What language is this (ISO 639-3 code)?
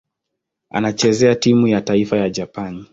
swa